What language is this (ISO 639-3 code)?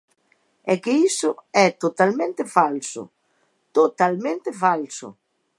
glg